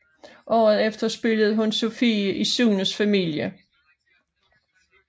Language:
Danish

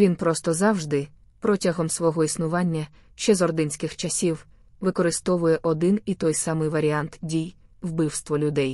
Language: Ukrainian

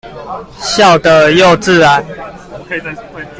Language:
Chinese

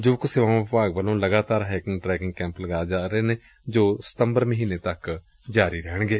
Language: Punjabi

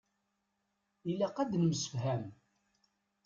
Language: Kabyle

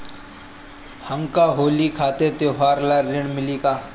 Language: Bhojpuri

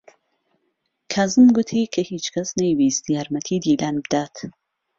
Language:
Central Kurdish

